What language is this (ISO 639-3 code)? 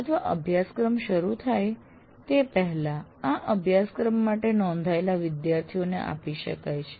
guj